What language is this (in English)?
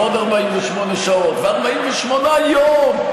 Hebrew